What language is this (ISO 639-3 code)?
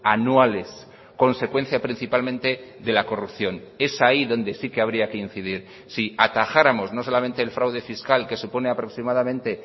spa